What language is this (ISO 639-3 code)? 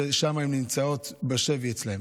heb